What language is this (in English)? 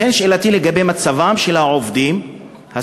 Hebrew